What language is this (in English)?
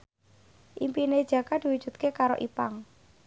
Javanese